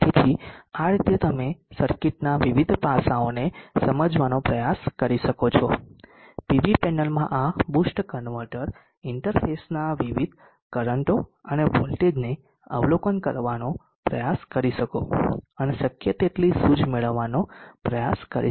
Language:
Gujarati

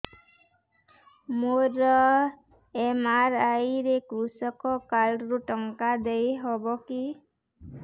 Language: Odia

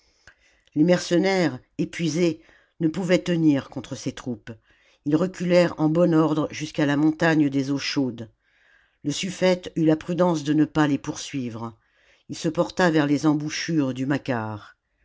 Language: French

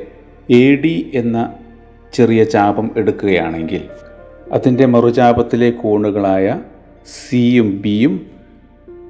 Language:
Malayalam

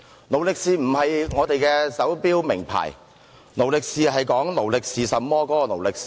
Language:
Cantonese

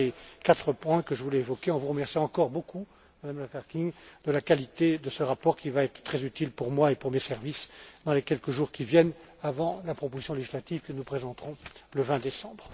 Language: French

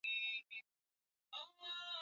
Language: Swahili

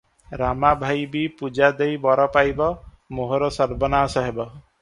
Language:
Odia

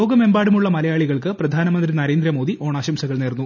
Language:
Malayalam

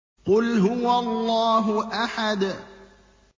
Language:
Arabic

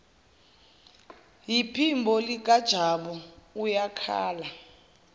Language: Zulu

